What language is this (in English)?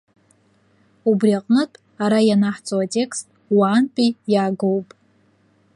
Abkhazian